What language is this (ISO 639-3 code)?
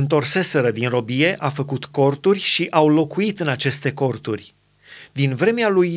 ron